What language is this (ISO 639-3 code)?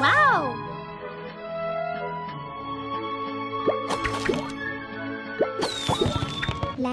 eng